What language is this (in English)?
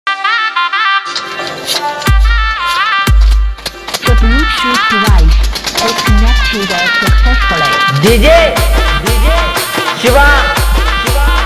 Thai